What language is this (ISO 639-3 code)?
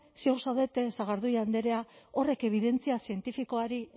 eus